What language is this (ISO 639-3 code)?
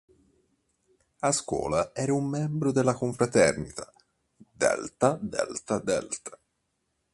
ita